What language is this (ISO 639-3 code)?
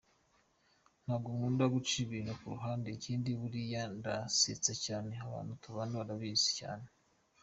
kin